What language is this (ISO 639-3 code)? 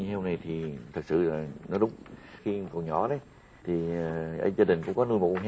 vie